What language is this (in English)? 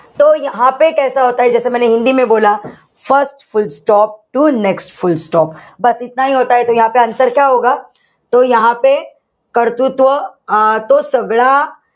Marathi